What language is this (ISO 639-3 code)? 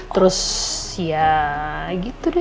ind